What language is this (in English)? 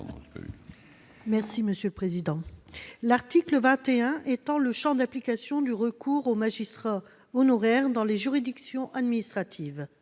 French